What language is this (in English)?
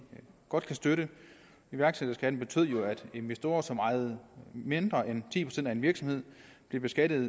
Danish